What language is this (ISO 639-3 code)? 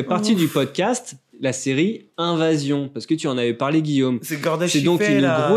fra